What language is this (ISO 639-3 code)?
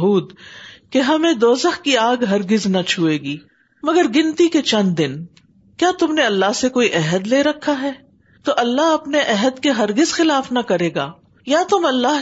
urd